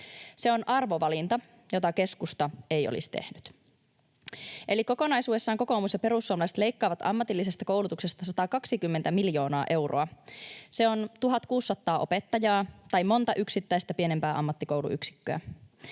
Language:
Finnish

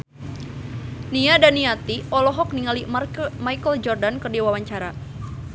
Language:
Sundanese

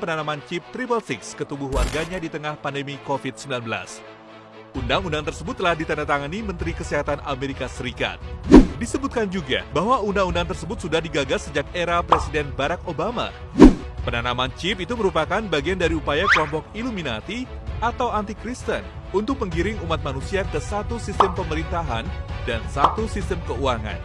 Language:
Indonesian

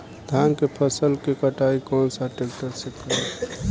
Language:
Bhojpuri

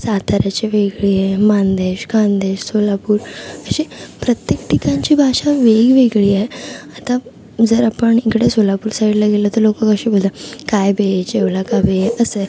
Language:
Marathi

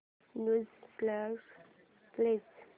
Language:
Marathi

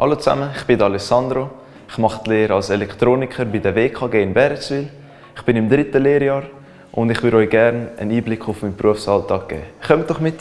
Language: German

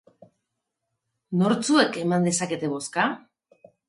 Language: Basque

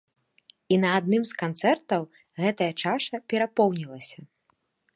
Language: Belarusian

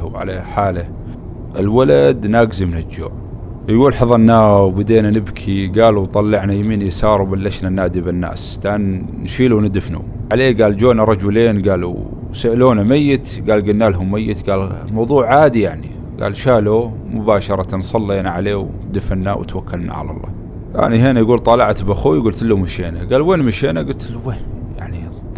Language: Arabic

